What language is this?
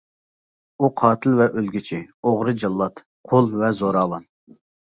Uyghur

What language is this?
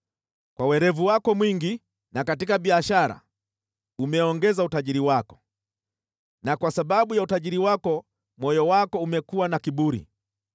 Swahili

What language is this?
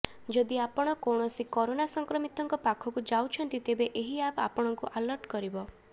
Odia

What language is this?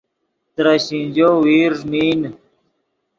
Yidgha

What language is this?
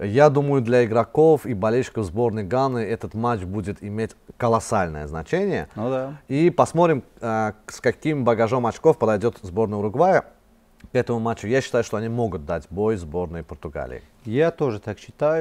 Russian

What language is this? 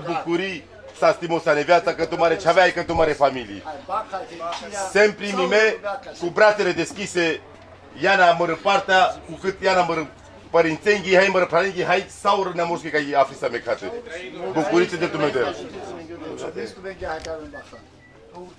Romanian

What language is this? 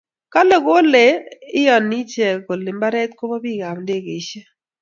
Kalenjin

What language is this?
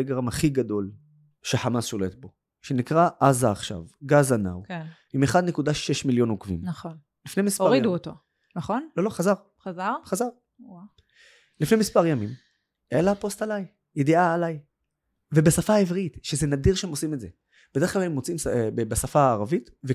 Hebrew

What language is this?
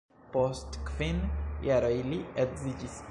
Esperanto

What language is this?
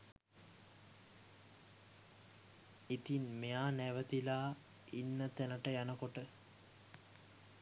Sinhala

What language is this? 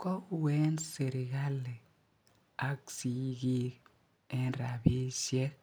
Kalenjin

